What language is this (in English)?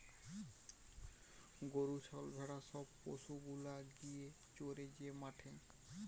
Bangla